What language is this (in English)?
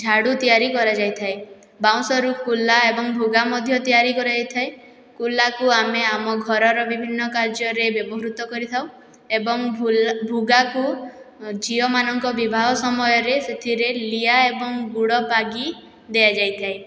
Odia